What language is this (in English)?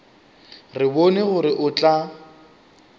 Northern Sotho